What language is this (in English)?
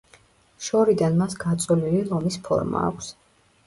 Georgian